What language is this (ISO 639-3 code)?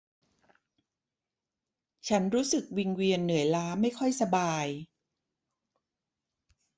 tha